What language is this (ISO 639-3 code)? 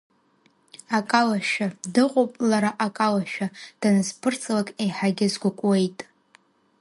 abk